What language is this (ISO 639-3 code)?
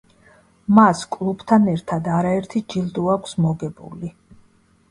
kat